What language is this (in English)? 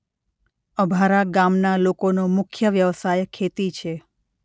Gujarati